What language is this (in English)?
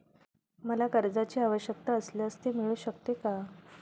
Marathi